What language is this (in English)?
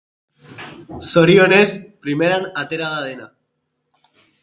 Basque